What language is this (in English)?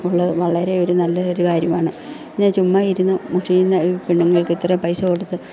Malayalam